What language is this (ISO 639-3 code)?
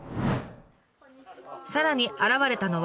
jpn